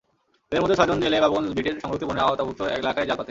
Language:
Bangla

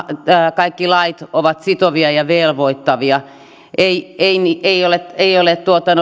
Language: Finnish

